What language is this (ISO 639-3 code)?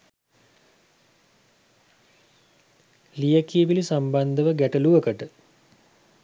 sin